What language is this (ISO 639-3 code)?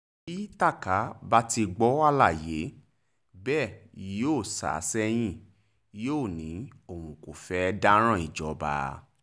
yor